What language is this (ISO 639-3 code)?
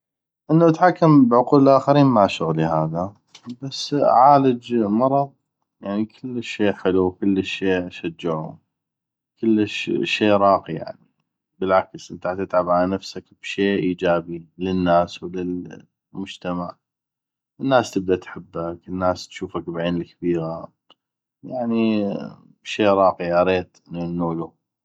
ayp